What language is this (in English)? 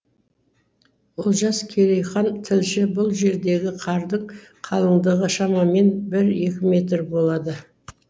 Kazakh